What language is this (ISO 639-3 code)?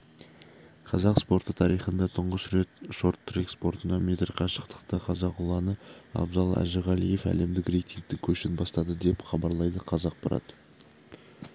kaz